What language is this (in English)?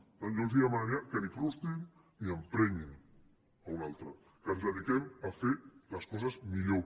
Catalan